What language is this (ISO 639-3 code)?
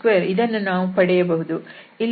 kan